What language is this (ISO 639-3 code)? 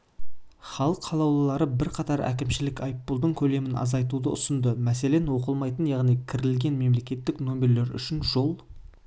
kaz